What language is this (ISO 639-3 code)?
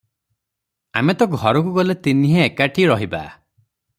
ori